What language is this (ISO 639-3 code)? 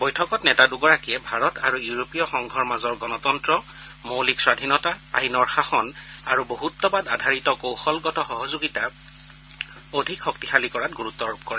asm